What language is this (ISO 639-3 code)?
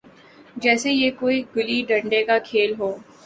urd